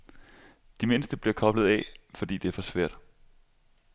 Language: Danish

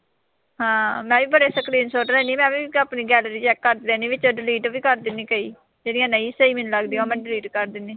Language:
Punjabi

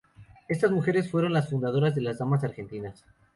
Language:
Spanish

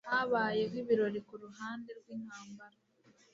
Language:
Kinyarwanda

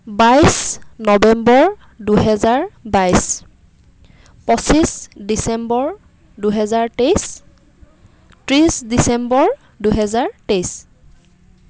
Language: Assamese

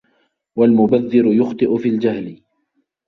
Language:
Arabic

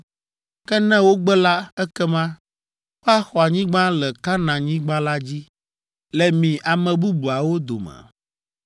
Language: Ewe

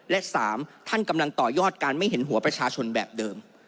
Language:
Thai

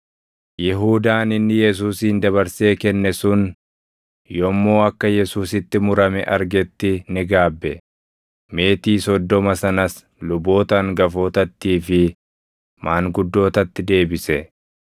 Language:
Oromo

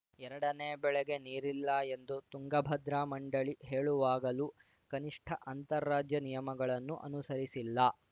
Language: Kannada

